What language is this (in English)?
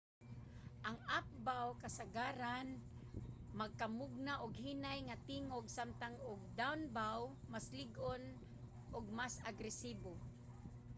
Cebuano